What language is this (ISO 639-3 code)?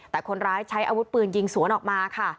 tha